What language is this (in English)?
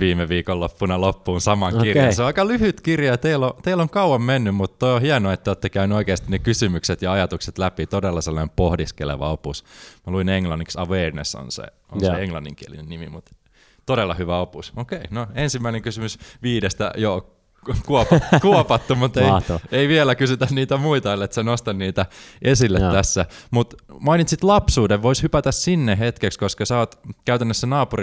Finnish